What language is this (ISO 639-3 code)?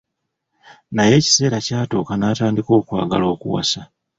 lug